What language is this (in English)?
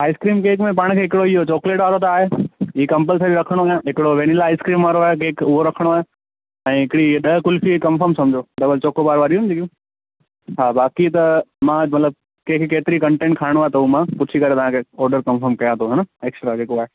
Sindhi